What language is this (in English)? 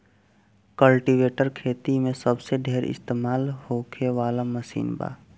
Bhojpuri